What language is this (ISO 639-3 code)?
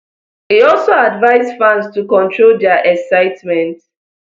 pcm